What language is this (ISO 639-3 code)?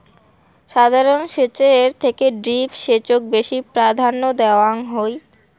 ben